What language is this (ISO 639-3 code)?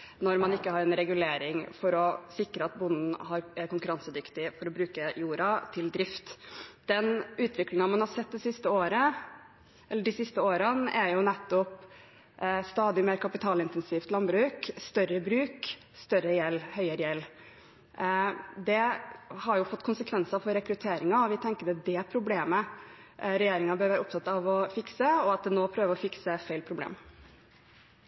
nob